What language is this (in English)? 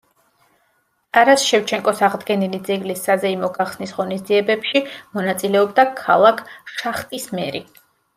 Georgian